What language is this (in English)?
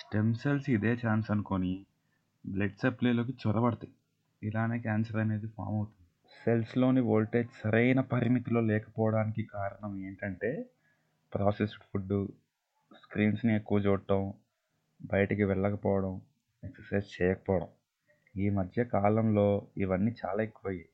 Telugu